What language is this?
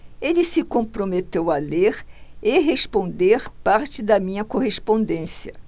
Portuguese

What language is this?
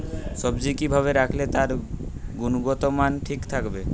Bangla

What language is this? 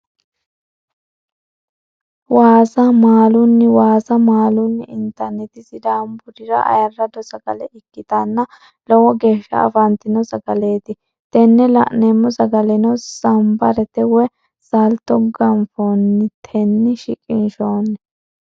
Sidamo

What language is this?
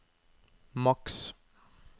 Norwegian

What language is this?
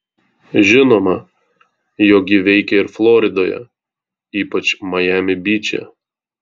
Lithuanian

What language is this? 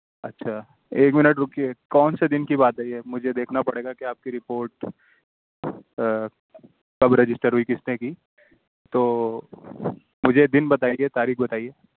Urdu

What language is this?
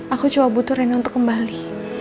Indonesian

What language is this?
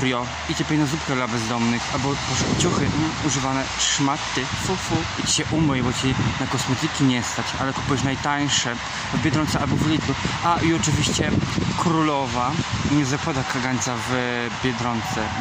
Polish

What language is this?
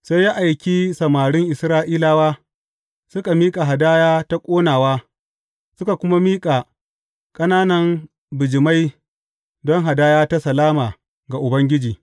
Hausa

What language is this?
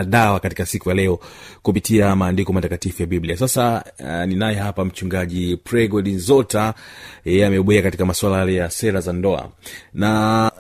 Swahili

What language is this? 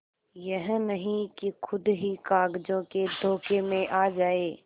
Hindi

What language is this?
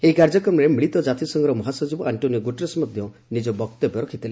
Odia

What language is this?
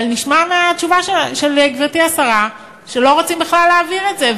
Hebrew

